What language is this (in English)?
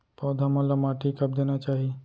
Chhattisgarhi